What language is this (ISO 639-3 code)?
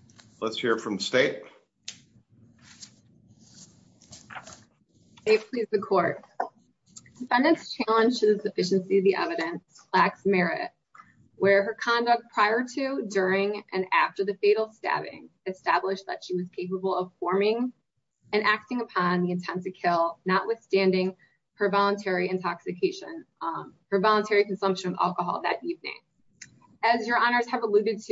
eng